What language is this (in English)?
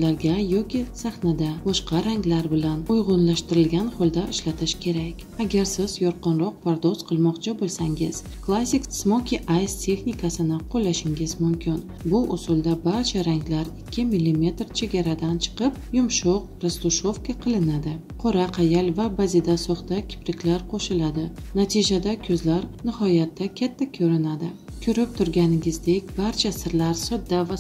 Turkish